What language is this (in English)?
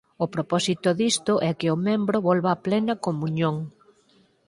Galician